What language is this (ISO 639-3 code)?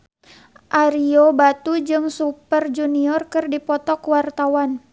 sun